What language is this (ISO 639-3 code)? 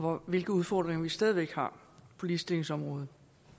dan